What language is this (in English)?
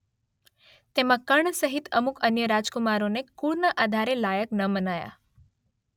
Gujarati